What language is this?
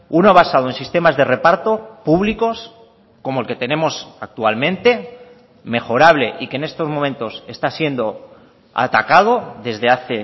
Spanish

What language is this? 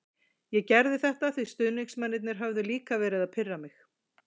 Icelandic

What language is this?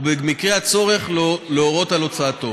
Hebrew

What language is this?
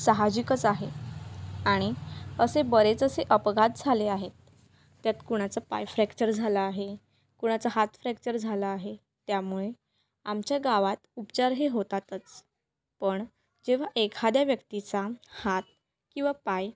Marathi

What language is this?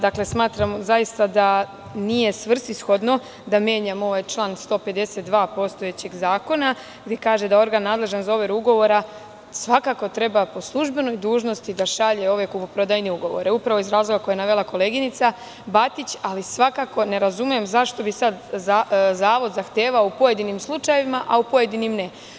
Serbian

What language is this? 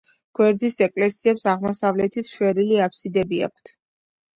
Georgian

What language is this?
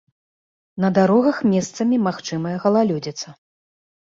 Belarusian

